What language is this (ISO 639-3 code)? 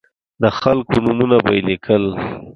pus